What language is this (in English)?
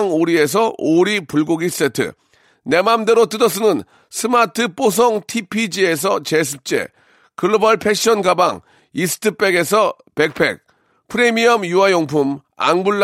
Korean